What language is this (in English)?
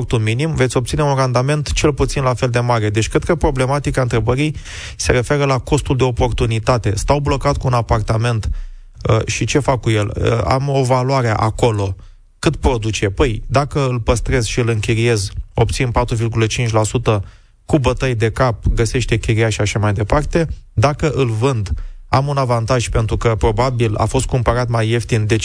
Romanian